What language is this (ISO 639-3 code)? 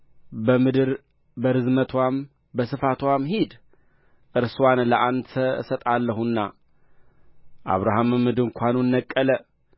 amh